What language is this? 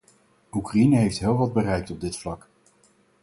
Dutch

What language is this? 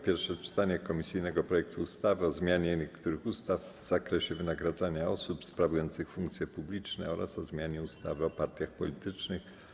Polish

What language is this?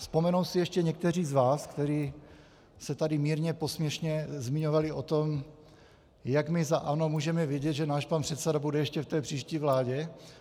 Czech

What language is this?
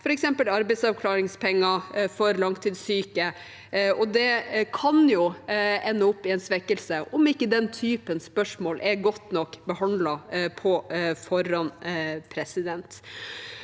Norwegian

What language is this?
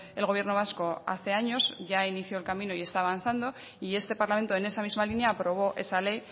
Spanish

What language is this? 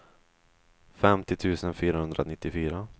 Swedish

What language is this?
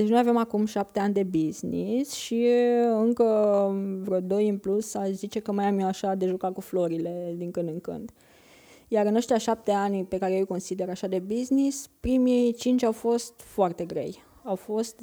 Romanian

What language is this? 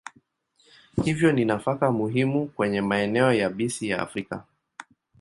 Swahili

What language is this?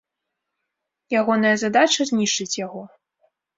Belarusian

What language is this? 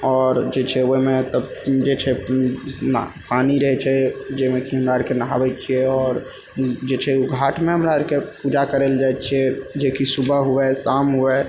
Maithili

